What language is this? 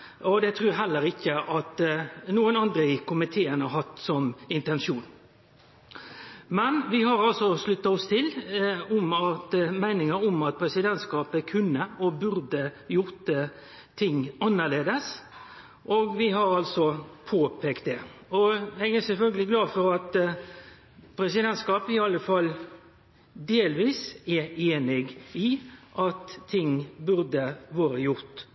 Norwegian Nynorsk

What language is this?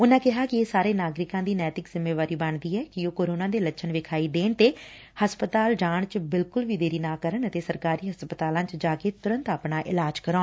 Punjabi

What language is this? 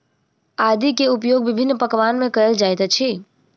Maithili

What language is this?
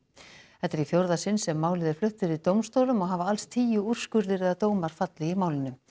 Icelandic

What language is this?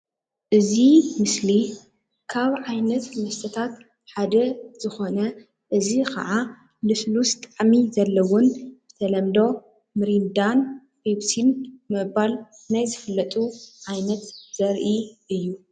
Tigrinya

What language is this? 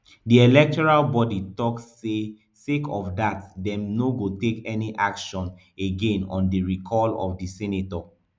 Nigerian Pidgin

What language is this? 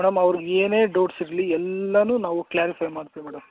Kannada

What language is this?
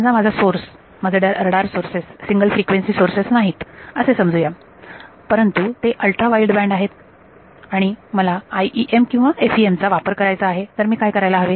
Marathi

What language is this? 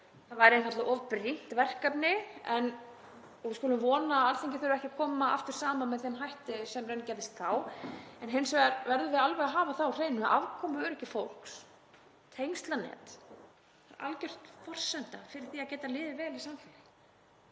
Icelandic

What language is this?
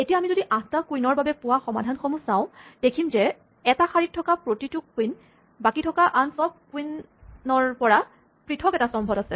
Assamese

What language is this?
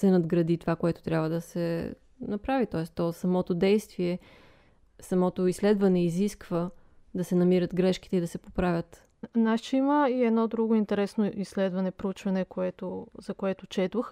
Bulgarian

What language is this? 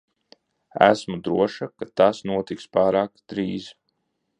Latvian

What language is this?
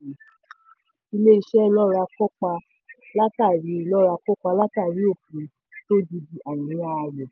Yoruba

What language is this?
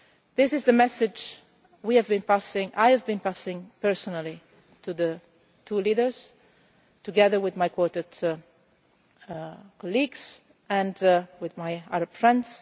English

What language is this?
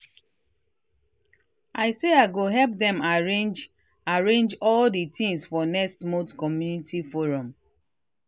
Nigerian Pidgin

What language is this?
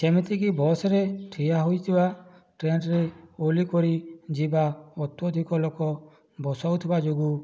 Odia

